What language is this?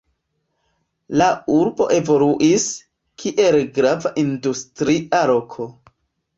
Esperanto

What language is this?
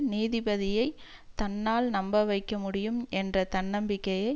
Tamil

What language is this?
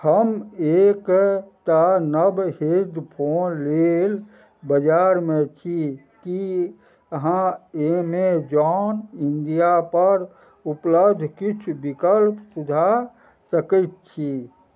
Maithili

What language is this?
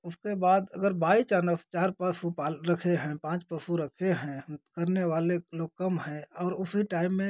Hindi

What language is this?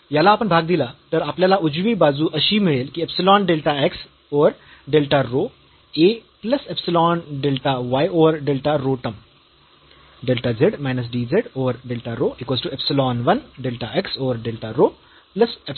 Marathi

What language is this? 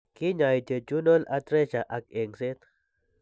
Kalenjin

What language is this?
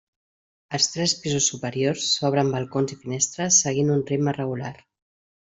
Catalan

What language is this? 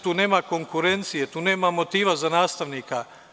Serbian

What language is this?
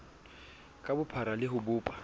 Southern Sotho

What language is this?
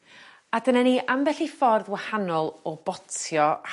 Welsh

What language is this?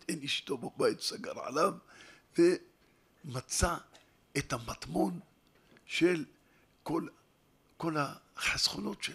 Hebrew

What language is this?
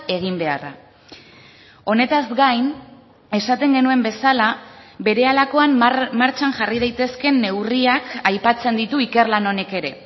Basque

